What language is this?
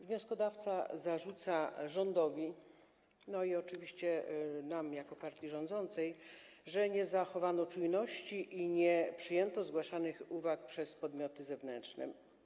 Polish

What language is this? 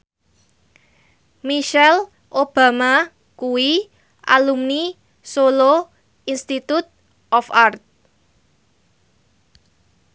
Javanese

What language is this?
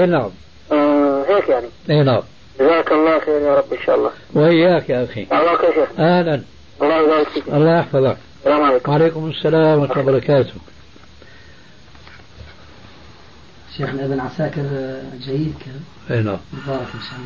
Arabic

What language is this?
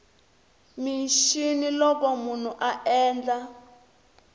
Tsonga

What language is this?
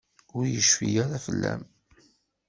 Kabyle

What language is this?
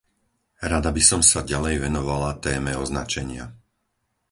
Slovak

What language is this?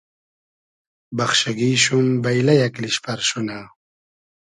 Hazaragi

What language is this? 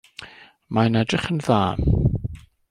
Welsh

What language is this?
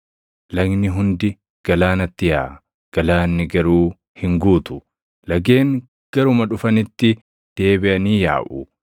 Oromo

